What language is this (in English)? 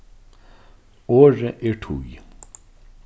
Faroese